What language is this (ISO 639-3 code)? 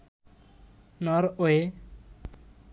ben